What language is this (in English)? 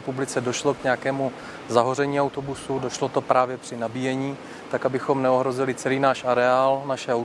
Czech